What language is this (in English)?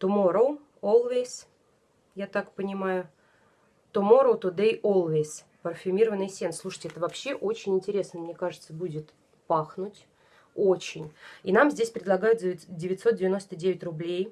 Russian